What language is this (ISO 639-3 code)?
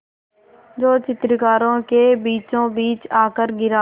hin